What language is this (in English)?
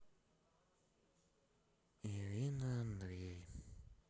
Russian